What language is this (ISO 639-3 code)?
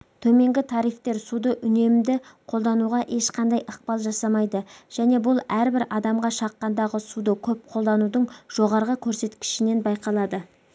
kaz